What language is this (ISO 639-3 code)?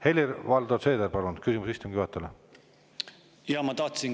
est